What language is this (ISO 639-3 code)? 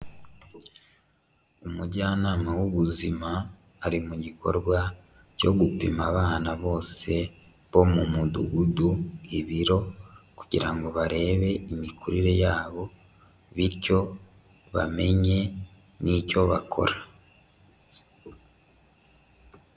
kin